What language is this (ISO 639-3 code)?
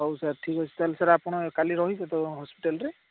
ori